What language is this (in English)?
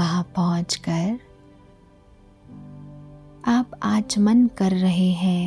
Hindi